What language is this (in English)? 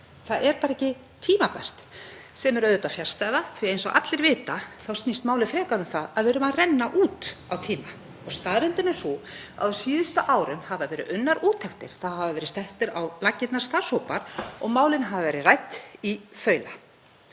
Icelandic